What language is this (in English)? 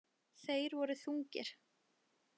Icelandic